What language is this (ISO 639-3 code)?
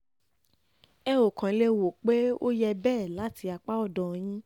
yor